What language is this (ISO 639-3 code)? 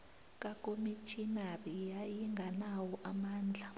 nbl